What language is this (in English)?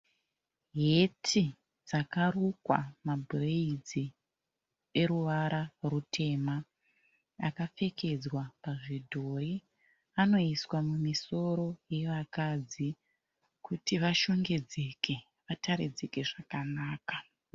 Shona